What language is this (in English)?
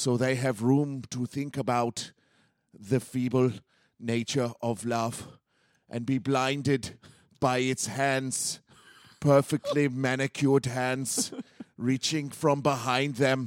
English